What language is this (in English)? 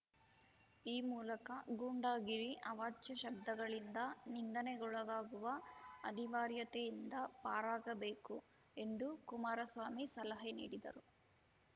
Kannada